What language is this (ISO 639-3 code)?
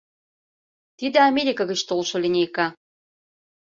chm